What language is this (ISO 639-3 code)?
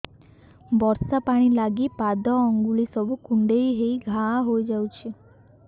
ori